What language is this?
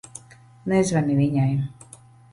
Latvian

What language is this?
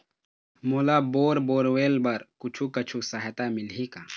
Chhattisgarhi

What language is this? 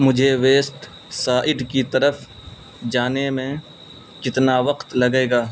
Urdu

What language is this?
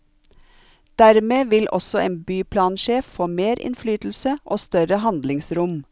Norwegian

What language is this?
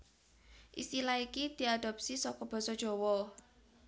Javanese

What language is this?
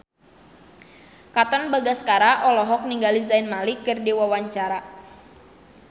Sundanese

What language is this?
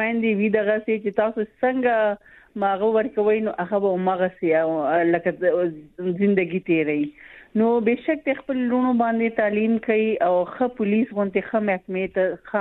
Urdu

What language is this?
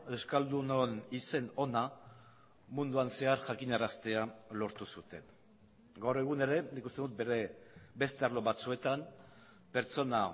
Basque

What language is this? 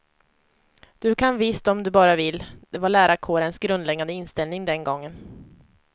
Swedish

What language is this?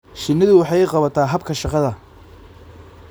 Somali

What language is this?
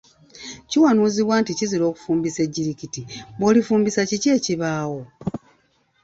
Ganda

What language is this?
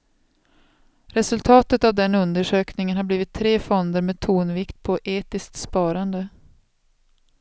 Swedish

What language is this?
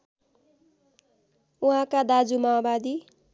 Nepali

